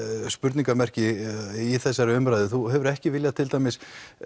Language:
Icelandic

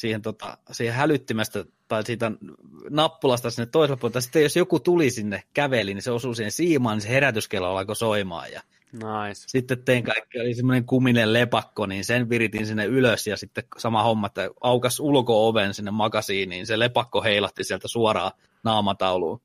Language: Finnish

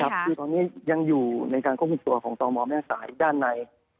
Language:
Thai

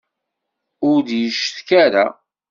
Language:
Kabyle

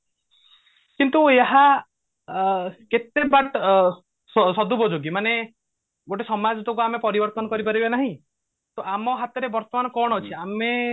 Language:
Odia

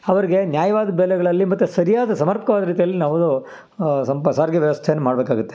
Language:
Kannada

